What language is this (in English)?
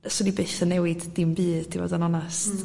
Welsh